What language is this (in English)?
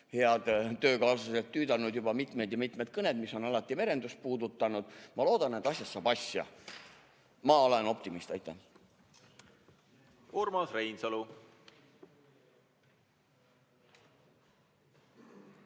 Estonian